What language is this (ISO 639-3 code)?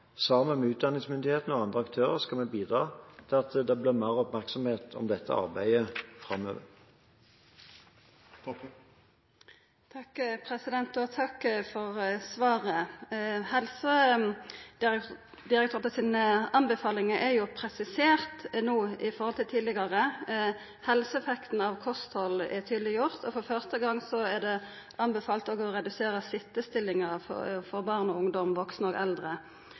nor